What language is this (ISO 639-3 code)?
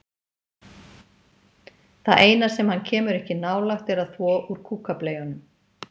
isl